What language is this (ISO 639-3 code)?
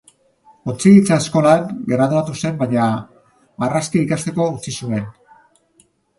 eus